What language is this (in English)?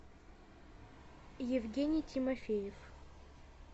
Russian